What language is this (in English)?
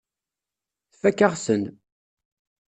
Kabyle